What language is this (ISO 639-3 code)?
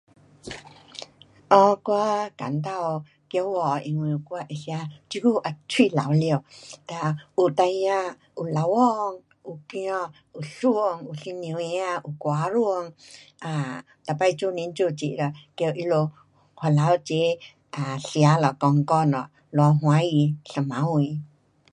cpx